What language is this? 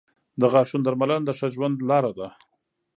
Pashto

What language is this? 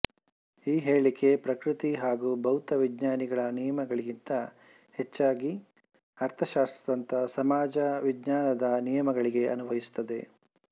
Kannada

